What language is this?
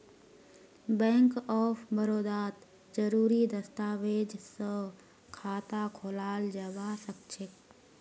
Magahi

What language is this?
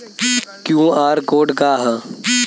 Bhojpuri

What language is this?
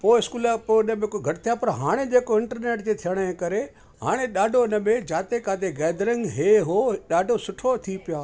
Sindhi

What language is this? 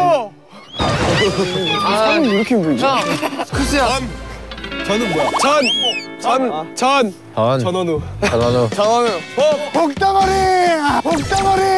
Korean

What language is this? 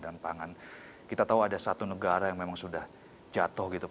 Indonesian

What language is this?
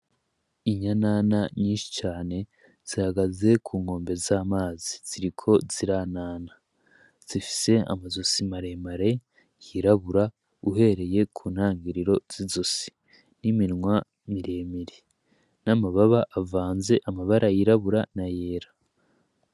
Rundi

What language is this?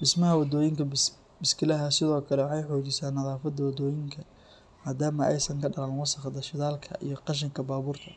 Somali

